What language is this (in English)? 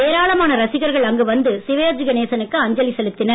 Tamil